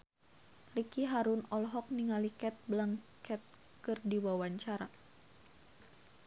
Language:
Sundanese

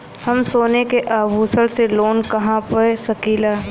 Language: Bhojpuri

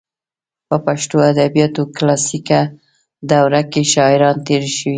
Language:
Pashto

